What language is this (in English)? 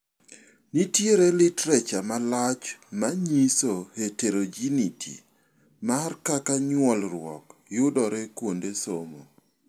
Luo (Kenya and Tanzania)